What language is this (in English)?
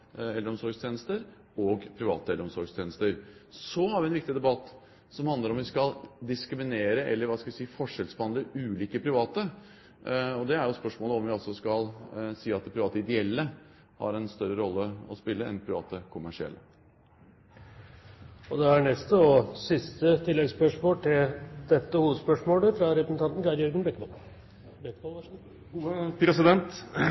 Norwegian